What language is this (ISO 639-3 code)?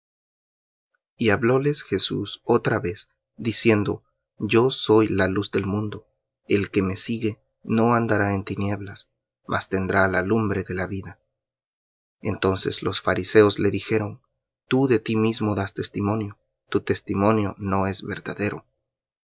spa